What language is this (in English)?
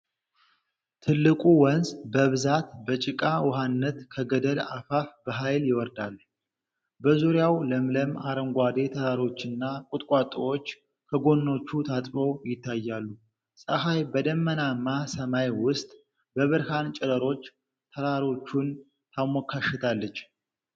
Amharic